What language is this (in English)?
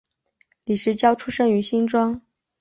Chinese